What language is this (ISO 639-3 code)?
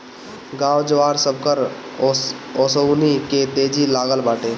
bho